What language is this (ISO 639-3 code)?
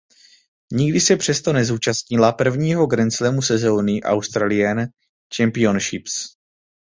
ces